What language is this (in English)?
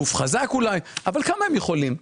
Hebrew